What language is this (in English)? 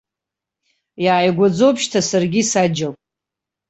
Abkhazian